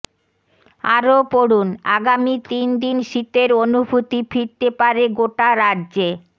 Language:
Bangla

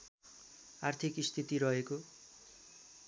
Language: Nepali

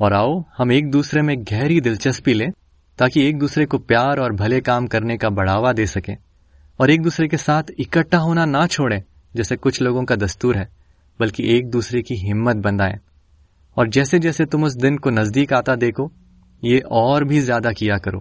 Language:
Hindi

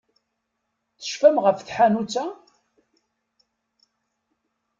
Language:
Kabyle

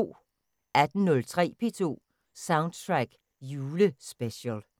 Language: Danish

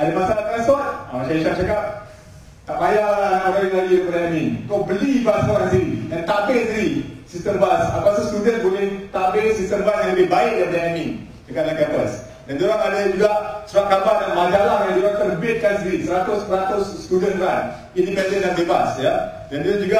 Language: Malay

